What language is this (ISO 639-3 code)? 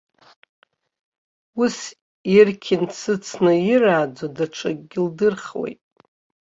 abk